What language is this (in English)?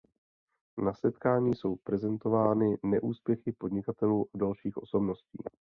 Czech